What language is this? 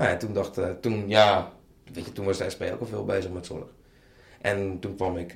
Dutch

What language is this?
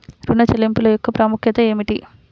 Telugu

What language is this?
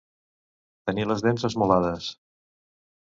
Catalan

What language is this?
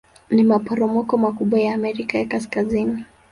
Swahili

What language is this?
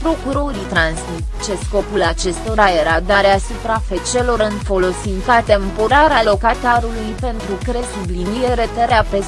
Romanian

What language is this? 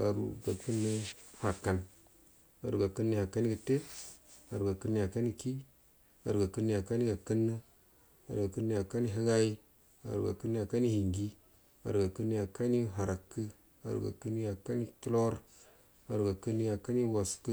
Buduma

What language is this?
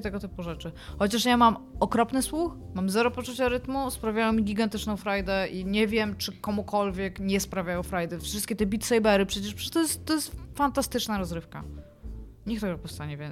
Polish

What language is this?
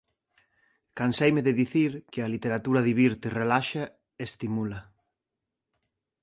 Galician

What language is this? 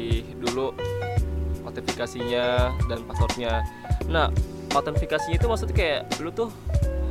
Indonesian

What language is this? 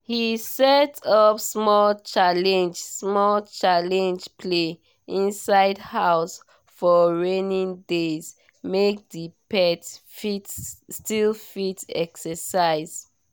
Nigerian Pidgin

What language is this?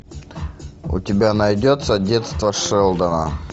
Russian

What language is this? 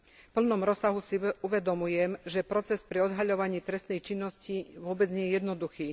Slovak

